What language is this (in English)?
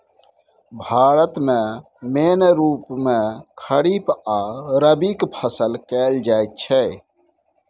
Maithili